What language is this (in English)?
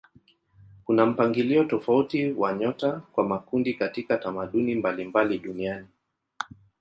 Swahili